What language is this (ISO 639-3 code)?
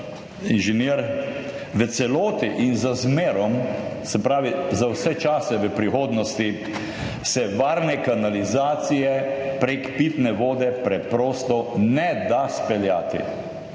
slv